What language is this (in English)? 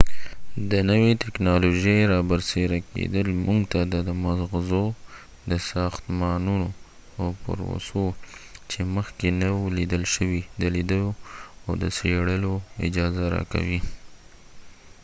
Pashto